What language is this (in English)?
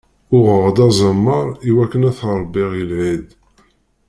Kabyle